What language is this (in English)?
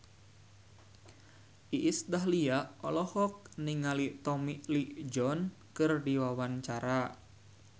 Sundanese